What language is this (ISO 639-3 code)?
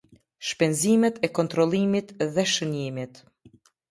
sqi